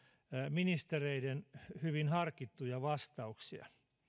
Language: Finnish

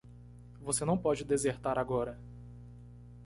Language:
Portuguese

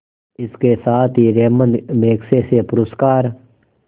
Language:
Hindi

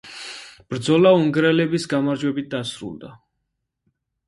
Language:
Georgian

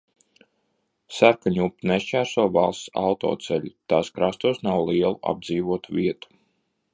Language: Latvian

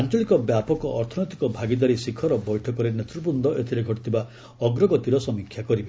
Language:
Odia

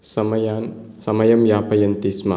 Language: Sanskrit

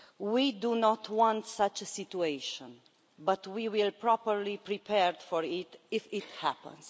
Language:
English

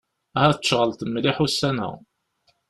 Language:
Kabyle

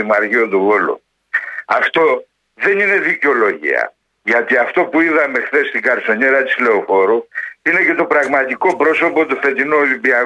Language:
Greek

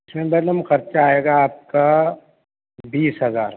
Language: Urdu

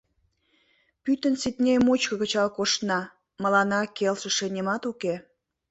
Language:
Mari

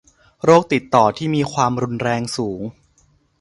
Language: Thai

